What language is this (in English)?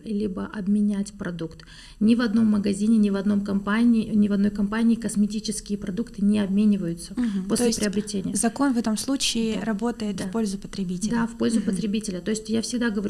Russian